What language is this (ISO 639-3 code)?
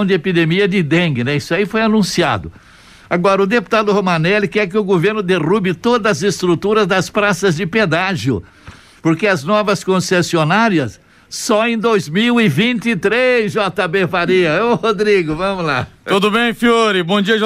por